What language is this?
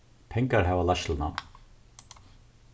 Faroese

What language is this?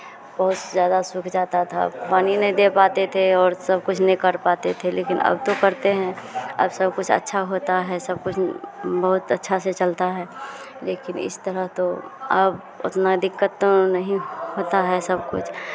Hindi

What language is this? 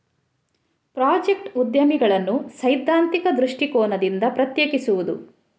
Kannada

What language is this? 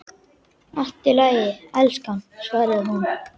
Icelandic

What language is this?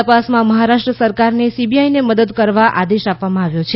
Gujarati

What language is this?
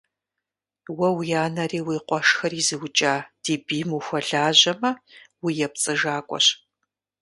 Kabardian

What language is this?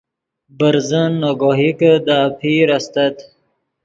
Yidgha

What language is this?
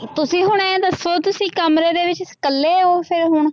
Punjabi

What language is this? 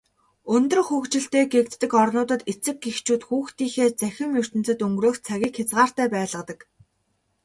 Mongolian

